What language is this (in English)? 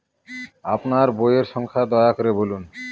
Bangla